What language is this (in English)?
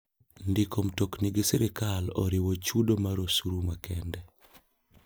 Luo (Kenya and Tanzania)